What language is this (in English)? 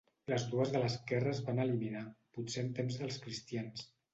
Catalan